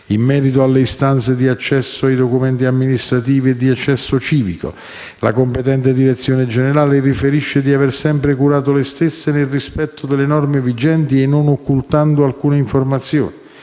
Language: Italian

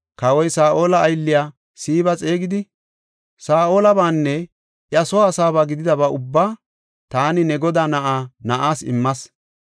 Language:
Gofa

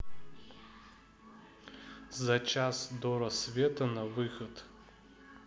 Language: Russian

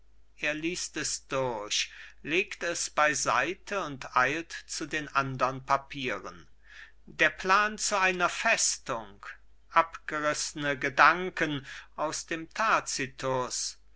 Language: German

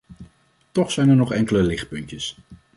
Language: Dutch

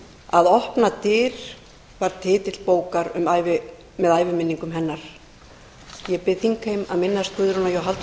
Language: Icelandic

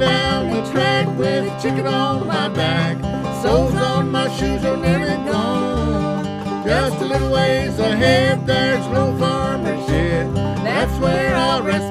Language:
English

